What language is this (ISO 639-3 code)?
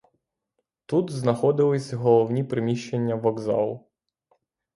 ukr